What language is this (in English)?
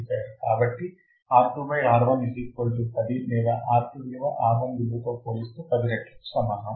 Telugu